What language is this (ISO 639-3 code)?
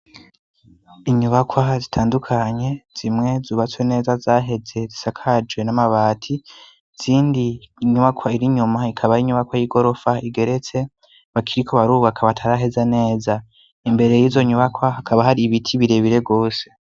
run